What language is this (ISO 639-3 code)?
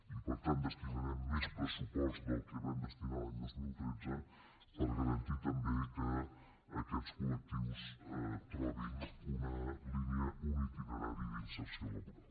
cat